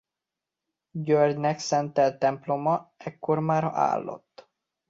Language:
Hungarian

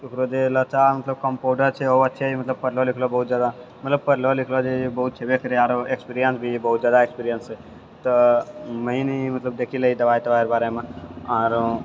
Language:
Maithili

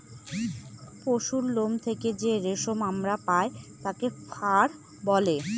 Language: Bangla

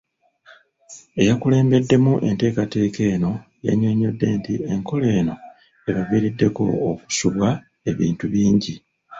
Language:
Ganda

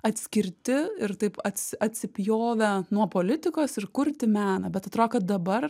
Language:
Lithuanian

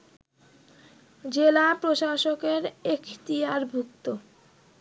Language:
Bangla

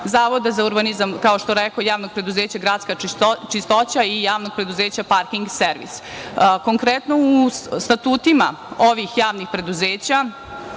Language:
Serbian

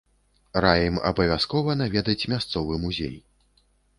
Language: Belarusian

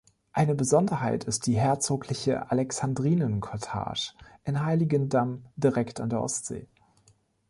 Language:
German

